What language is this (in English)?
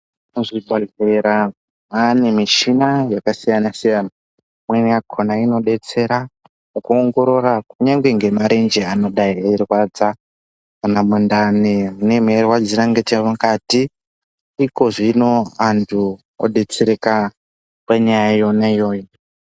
Ndau